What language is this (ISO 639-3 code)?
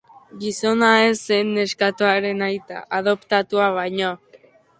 eus